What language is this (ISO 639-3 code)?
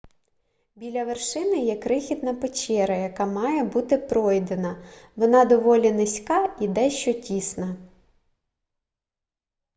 ukr